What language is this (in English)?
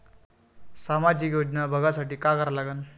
Marathi